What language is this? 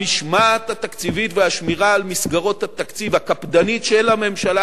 Hebrew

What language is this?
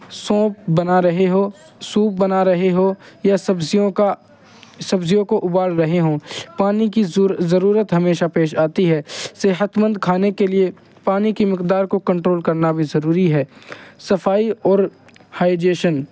Urdu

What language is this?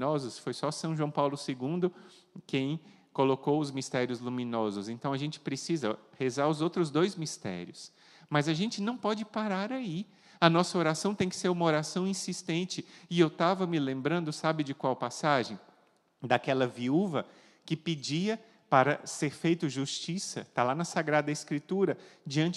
Portuguese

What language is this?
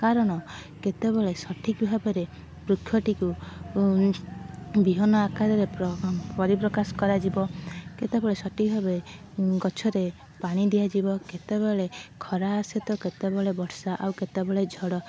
Odia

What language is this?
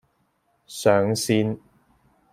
Cantonese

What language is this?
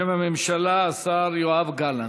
Hebrew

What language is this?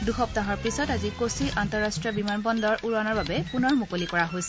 Assamese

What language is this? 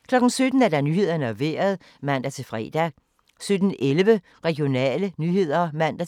Danish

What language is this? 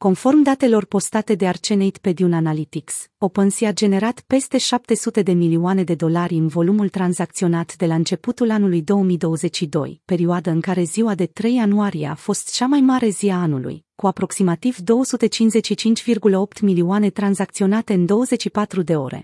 Romanian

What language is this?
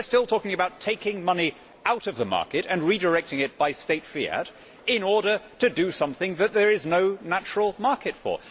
English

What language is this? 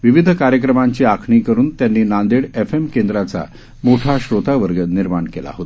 Marathi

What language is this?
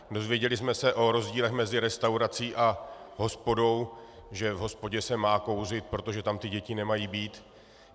Czech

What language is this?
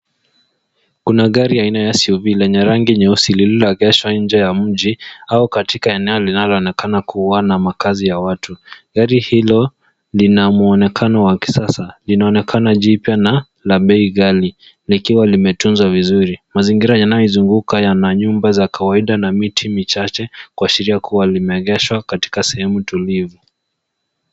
Swahili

